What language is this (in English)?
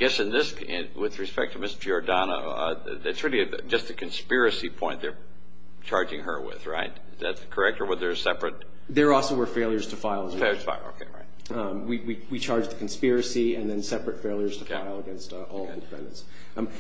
English